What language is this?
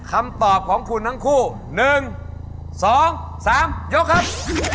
Thai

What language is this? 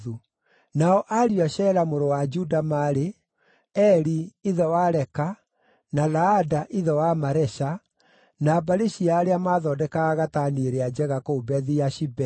Kikuyu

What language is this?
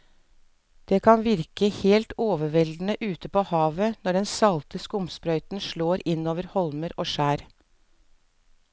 Norwegian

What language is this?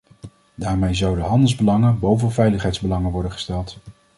Dutch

